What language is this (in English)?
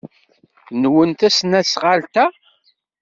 Kabyle